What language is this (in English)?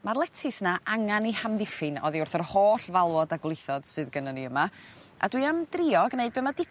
Welsh